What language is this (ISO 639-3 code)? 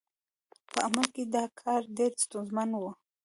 pus